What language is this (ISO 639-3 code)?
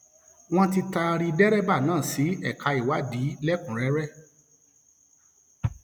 yor